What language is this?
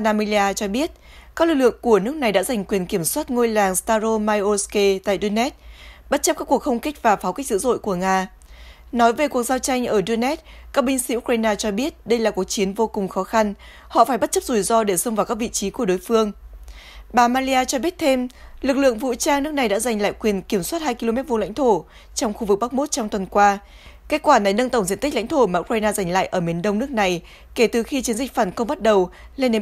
Vietnamese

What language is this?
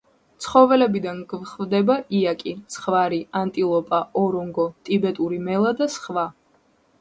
Georgian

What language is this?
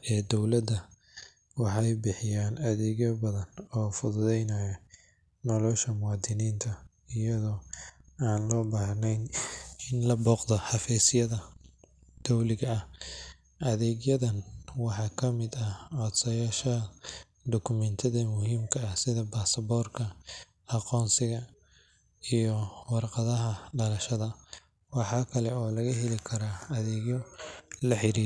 Somali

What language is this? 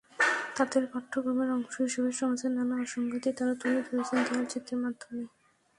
Bangla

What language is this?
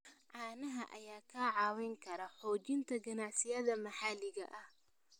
Somali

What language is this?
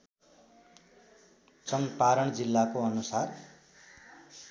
Nepali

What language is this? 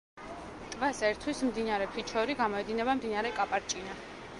Georgian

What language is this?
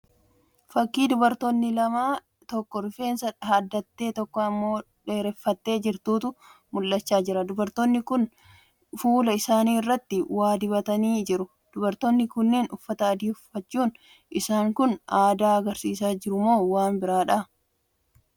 Oromo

